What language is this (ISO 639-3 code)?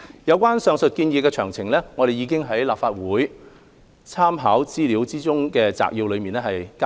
yue